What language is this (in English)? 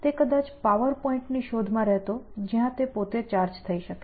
Gujarati